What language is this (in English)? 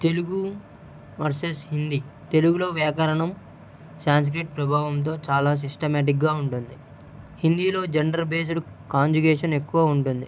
Telugu